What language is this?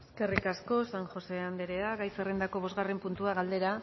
Basque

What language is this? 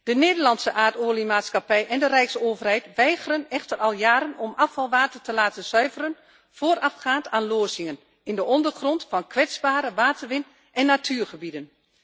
Dutch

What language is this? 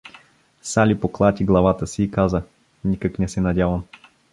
Bulgarian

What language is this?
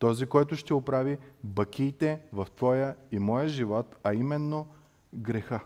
Bulgarian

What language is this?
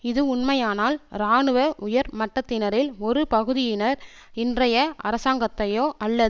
Tamil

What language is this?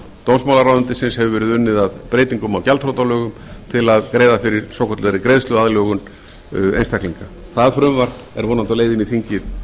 Icelandic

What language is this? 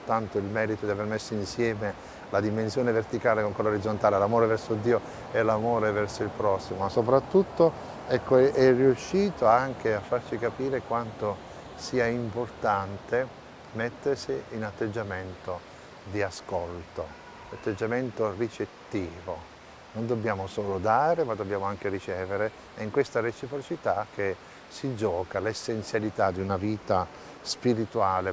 Italian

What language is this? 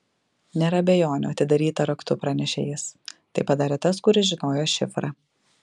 Lithuanian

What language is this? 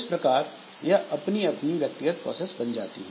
Hindi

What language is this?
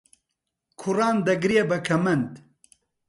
Central Kurdish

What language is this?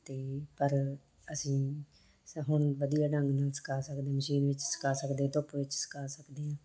Punjabi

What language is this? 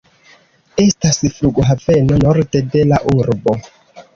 Esperanto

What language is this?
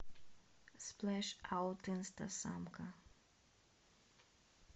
Russian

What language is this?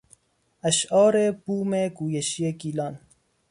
Persian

